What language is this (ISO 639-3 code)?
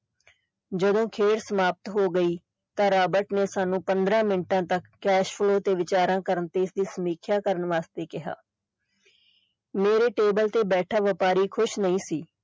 pan